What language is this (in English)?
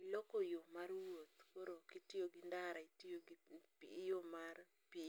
Luo (Kenya and Tanzania)